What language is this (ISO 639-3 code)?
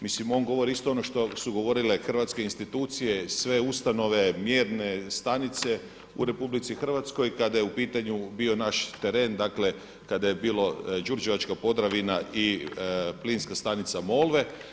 hrv